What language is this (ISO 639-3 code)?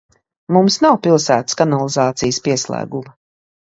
lav